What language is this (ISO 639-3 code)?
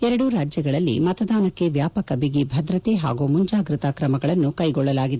kan